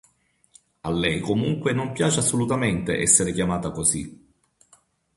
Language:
Italian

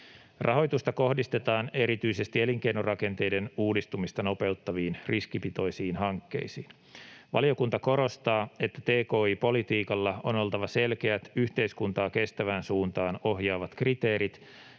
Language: Finnish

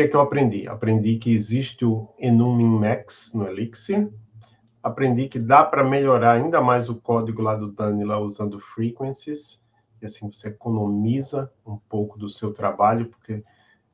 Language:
Portuguese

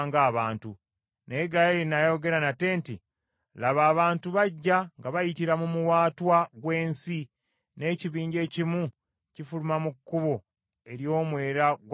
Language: Ganda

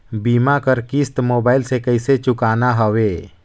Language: Chhattisgarhi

